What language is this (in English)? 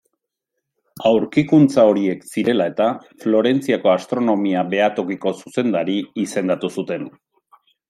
Basque